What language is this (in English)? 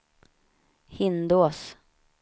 Swedish